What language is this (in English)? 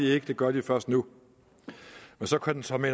Danish